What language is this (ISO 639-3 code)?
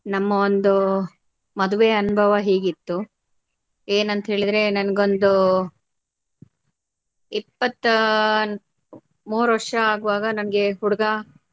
kan